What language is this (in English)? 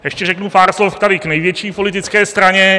Czech